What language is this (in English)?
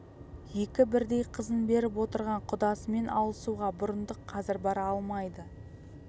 Kazakh